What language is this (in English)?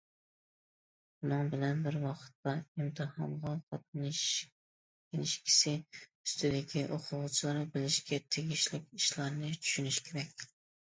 Uyghur